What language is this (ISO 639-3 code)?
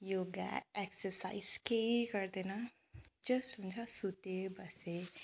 nep